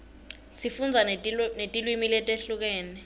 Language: Swati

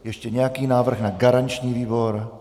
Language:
Czech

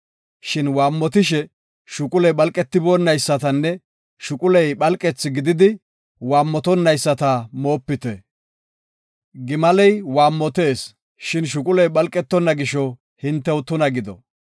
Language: Gofa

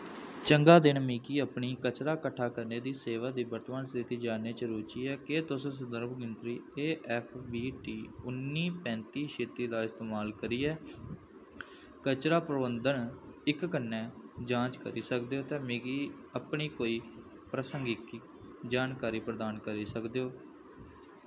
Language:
Dogri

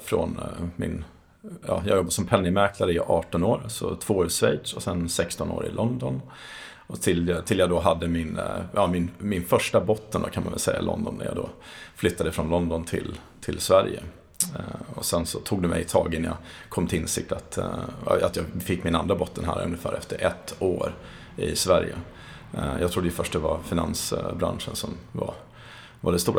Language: Swedish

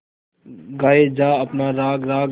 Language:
Hindi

